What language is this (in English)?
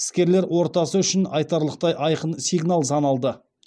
Kazakh